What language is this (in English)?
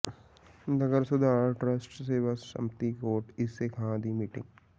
Punjabi